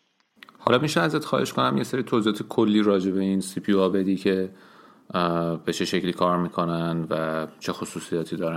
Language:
Persian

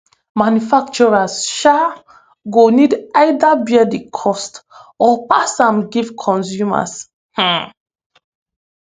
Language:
Nigerian Pidgin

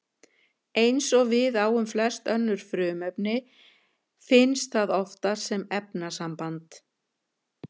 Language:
Icelandic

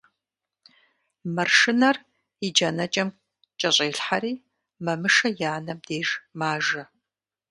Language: Kabardian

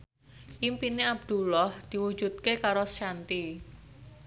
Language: Javanese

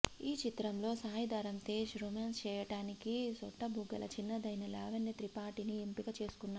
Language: Telugu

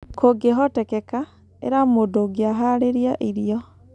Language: Kikuyu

